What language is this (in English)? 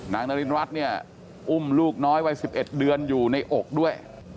Thai